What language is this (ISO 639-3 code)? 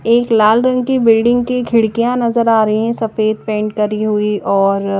hin